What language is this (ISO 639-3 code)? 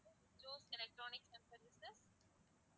tam